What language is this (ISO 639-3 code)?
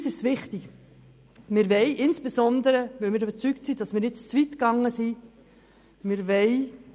gsw